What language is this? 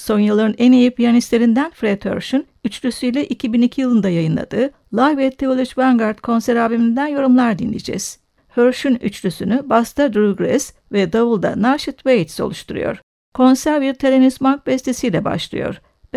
Turkish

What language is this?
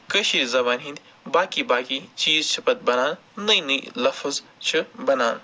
Kashmiri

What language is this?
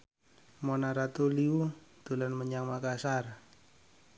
Javanese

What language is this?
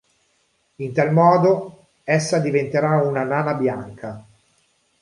Italian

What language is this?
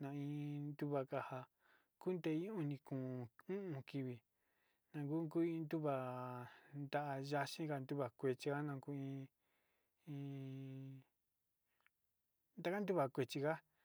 Sinicahua Mixtec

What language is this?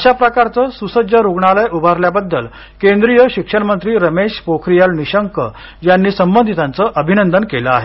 Marathi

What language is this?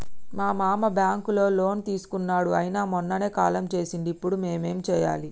Telugu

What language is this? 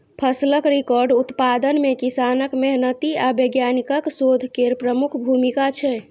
Maithili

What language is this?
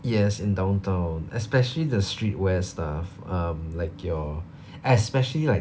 English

